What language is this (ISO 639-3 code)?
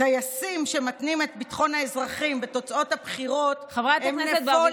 heb